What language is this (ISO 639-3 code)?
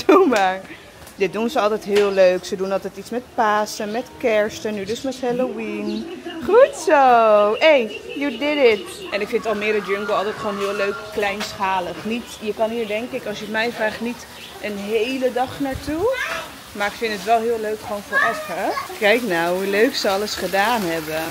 nld